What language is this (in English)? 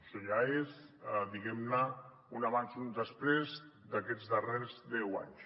Catalan